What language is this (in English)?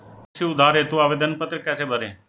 Hindi